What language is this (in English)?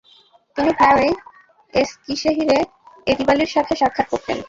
Bangla